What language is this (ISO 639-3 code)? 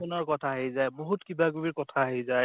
asm